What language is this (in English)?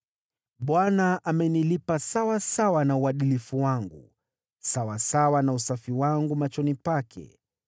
Swahili